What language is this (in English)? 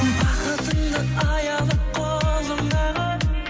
Kazakh